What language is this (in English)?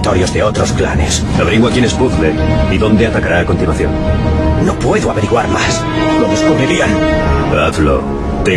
Spanish